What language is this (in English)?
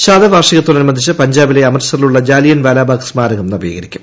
Malayalam